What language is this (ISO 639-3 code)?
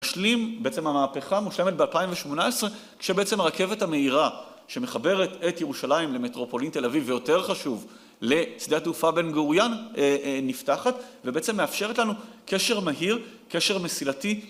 heb